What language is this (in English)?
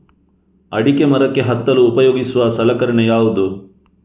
Kannada